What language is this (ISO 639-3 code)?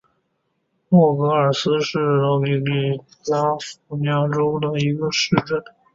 zho